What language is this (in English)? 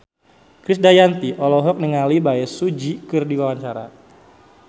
Sundanese